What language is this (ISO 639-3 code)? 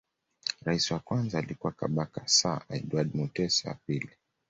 swa